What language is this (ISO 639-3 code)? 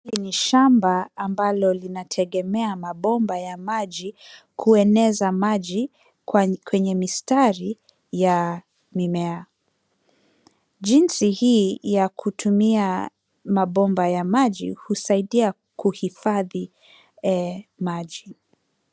swa